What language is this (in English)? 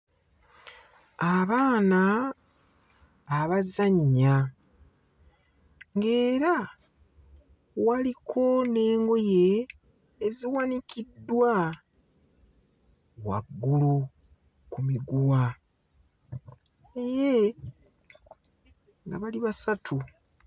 Ganda